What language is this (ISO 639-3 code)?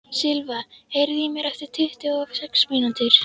isl